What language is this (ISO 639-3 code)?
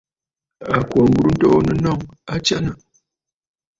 bfd